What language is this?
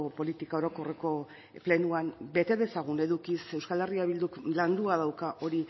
Basque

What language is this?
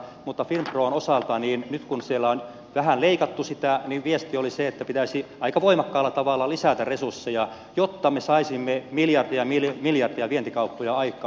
Finnish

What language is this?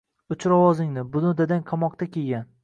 Uzbek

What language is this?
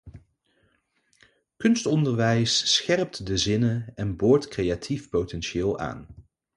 Dutch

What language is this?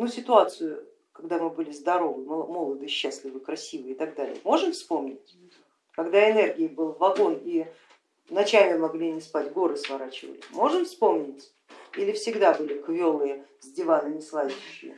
Russian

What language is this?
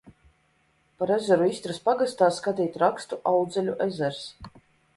Latvian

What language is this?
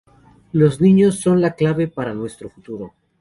Spanish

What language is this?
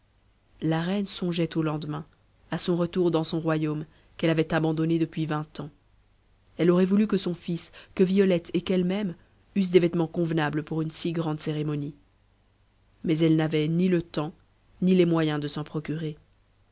French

